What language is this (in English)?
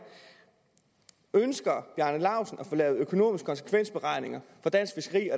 Danish